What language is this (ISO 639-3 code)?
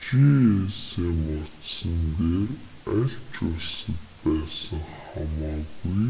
mon